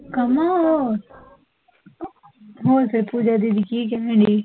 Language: Punjabi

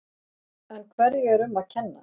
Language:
Icelandic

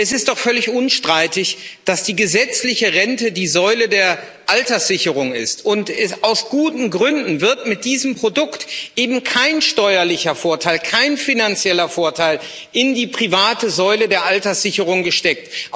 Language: German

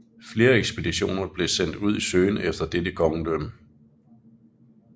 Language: Danish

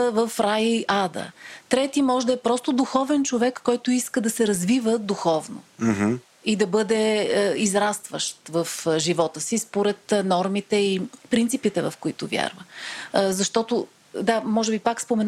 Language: Bulgarian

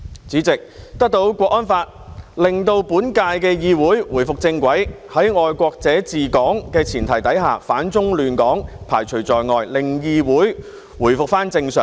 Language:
Cantonese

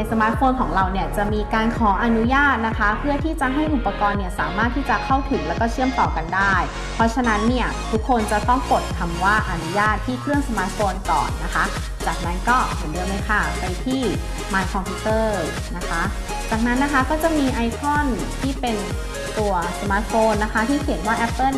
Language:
Thai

